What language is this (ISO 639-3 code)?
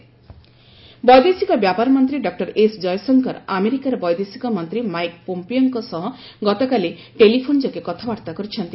ori